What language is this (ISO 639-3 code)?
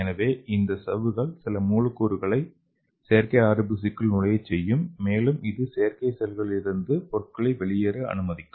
tam